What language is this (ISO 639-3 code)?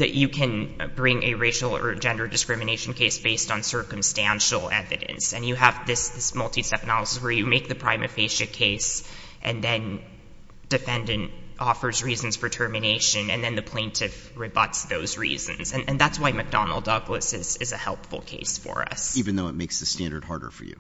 eng